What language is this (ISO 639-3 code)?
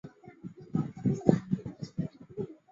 zho